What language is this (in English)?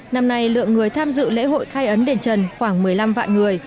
Vietnamese